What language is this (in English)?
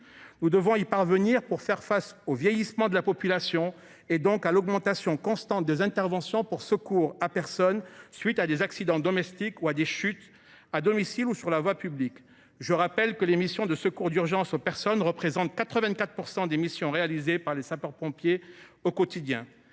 French